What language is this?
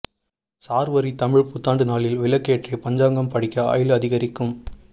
Tamil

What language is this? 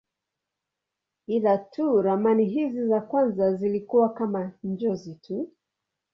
Swahili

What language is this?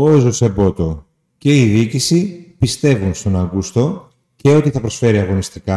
Greek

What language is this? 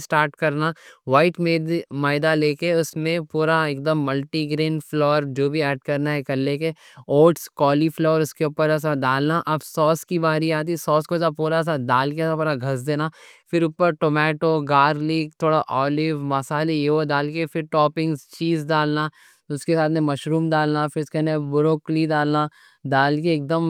Deccan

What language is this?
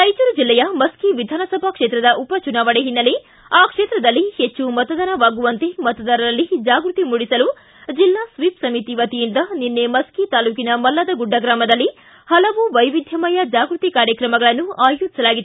Kannada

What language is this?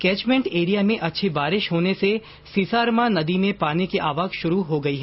Hindi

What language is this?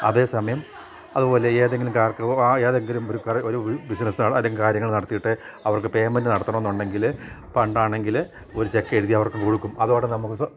Malayalam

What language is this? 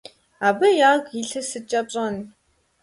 Kabardian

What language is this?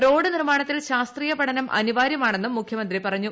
Malayalam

